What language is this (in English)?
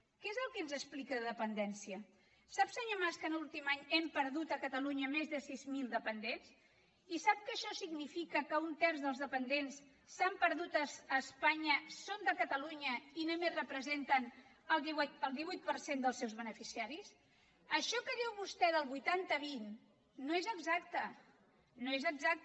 Catalan